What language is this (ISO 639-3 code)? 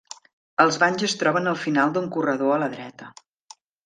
cat